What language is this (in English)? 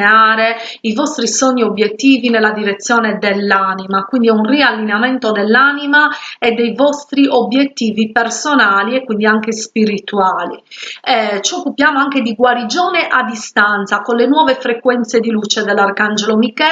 Italian